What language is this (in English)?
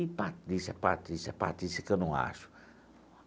Portuguese